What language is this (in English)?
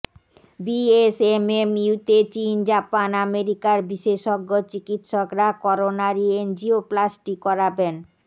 Bangla